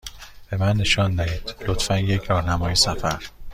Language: Persian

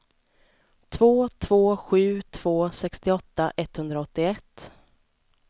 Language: Swedish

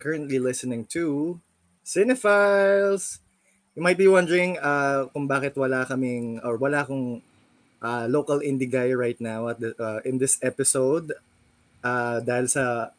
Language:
Filipino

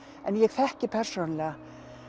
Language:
Icelandic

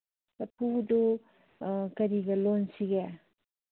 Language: Manipuri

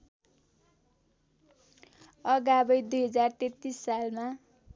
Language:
Nepali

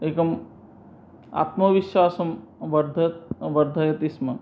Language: Sanskrit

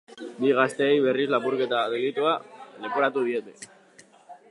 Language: Basque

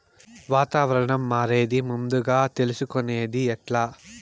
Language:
Telugu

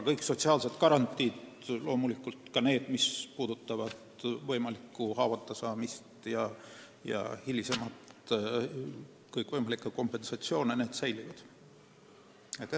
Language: Estonian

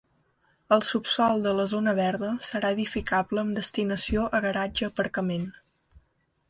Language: Catalan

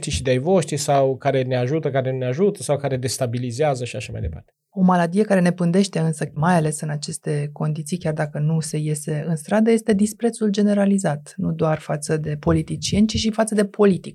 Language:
Romanian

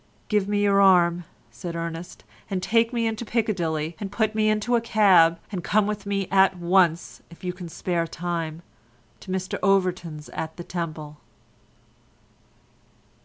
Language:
English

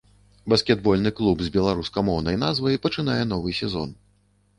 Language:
Belarusian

